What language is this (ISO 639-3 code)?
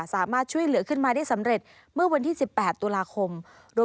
tha